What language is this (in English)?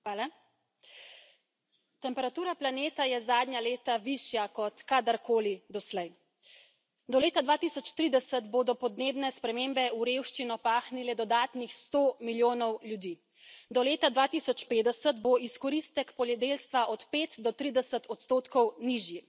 Slovenian